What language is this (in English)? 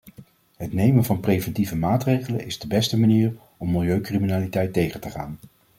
Dutch